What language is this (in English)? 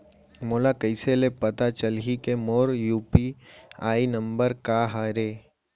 Chhattisgarhi